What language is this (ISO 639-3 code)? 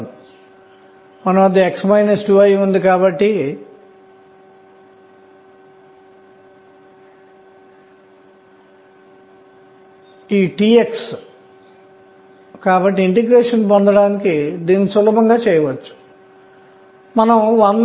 tel